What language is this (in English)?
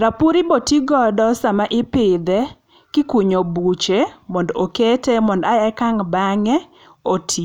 Luo (Kenya and Tanzania)